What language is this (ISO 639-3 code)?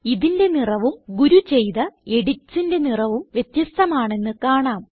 mal